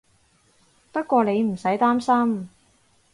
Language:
Cantonese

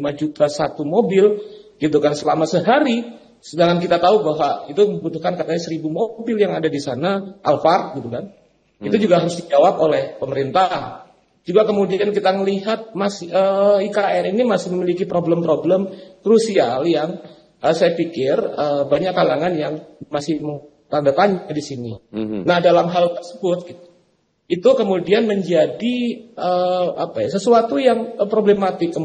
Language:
Indonesian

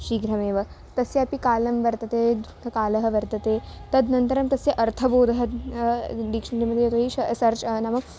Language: Sanskrit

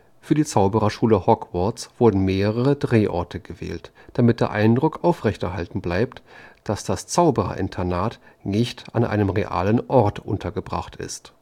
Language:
German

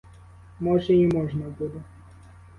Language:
Ukrainian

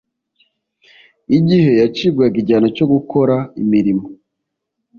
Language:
Kinyarwanda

